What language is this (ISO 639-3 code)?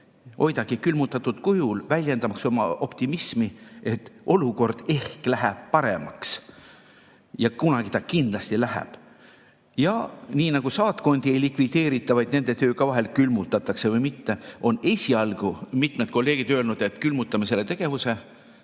est